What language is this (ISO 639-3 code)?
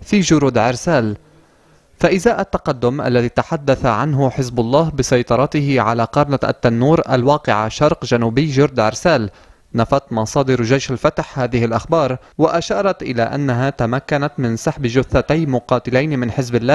ara